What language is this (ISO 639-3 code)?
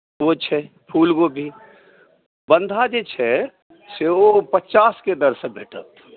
mai